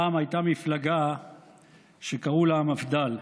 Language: Hebrew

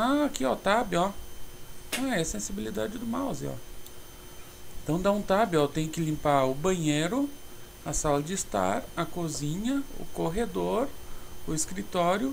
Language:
Portuguese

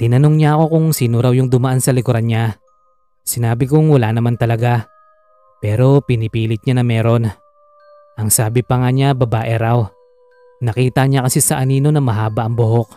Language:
Filipino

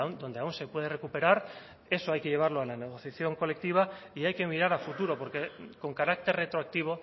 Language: Spanish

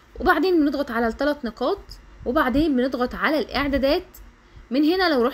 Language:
Arabic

